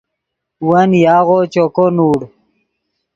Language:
Yidgha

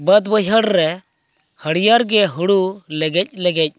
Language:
Santali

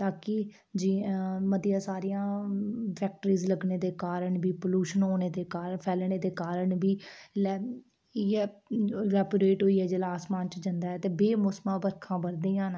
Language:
Dogri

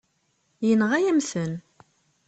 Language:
Kabyle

